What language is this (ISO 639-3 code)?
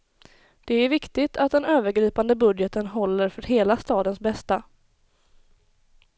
swe